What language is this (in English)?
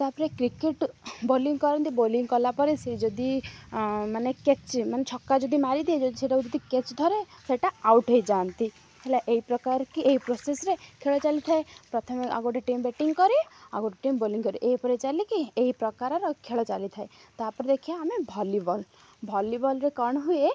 Odia